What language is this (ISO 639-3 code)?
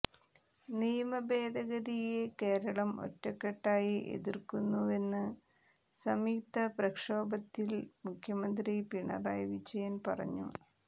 mal